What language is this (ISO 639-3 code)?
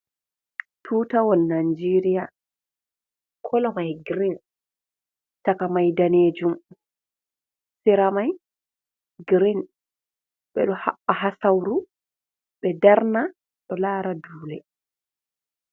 ful